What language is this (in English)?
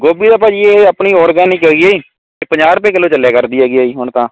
Punjabi